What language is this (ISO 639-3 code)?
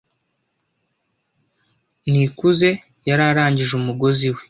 kin